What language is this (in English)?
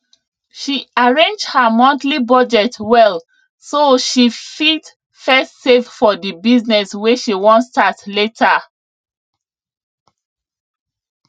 Nigerian Pidgin